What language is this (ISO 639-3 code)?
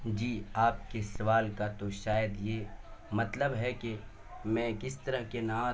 urd